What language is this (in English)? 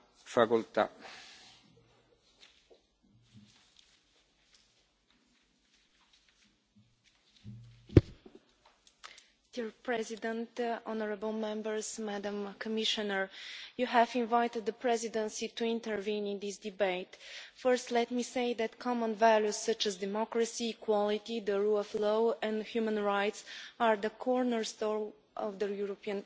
English